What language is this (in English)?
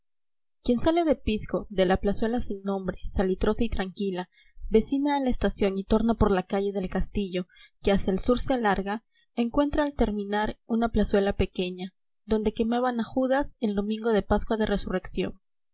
Spanish